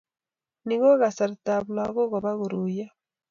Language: Kalenjin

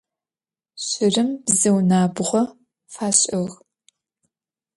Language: Adyghe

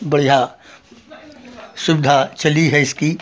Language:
Hindi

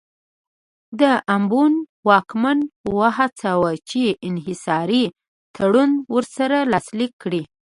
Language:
Pashto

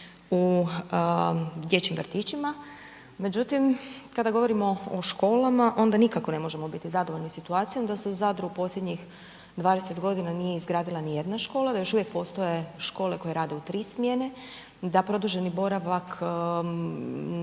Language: Croatian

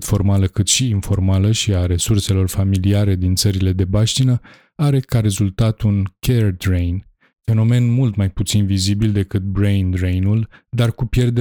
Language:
Romanian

